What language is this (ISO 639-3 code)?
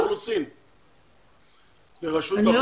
heb